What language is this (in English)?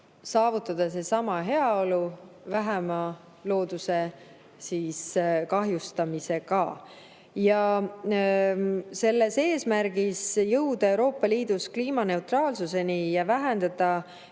Estonian